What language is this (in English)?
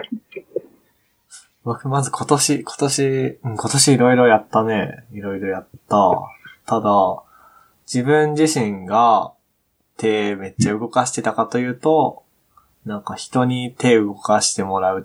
Japanese